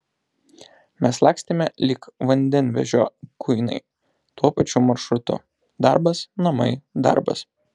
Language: Lithuanian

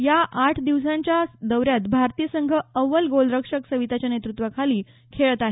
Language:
Marathi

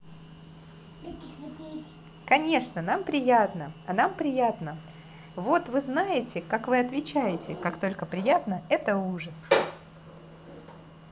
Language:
Russian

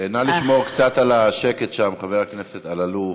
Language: Hebrew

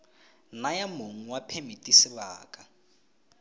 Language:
Tswana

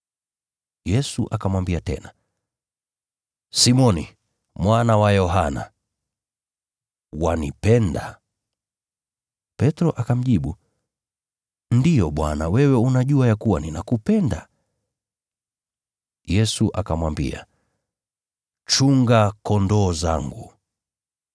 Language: Swahili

